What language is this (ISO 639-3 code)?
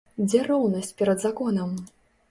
bel